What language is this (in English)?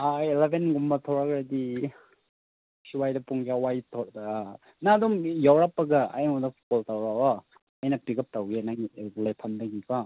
Manipuri